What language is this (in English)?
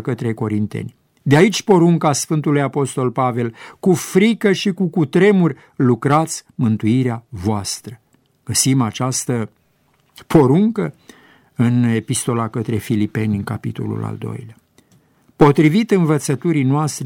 Romanian